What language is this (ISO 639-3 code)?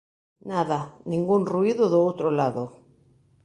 glg